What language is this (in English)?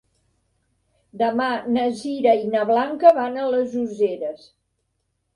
Catalan